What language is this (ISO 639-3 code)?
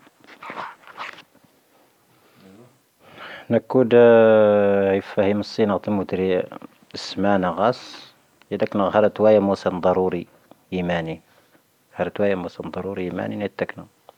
thv